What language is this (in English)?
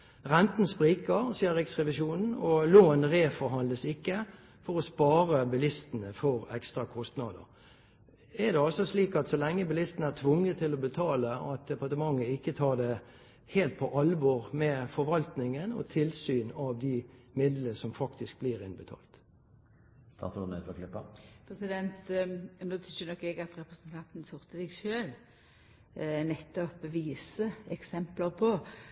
Norwegian